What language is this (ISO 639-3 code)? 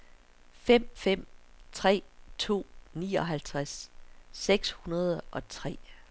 dan